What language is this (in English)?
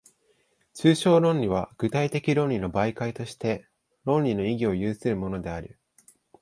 Japanese